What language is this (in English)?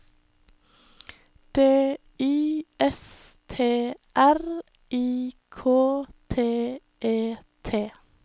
Norwegian